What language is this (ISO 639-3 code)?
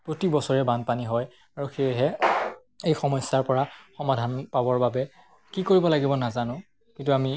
asm